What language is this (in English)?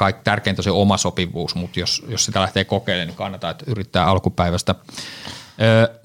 Finnish